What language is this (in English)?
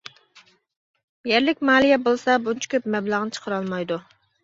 Uyghur